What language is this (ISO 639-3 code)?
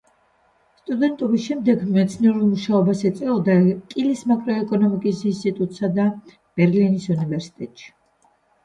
kat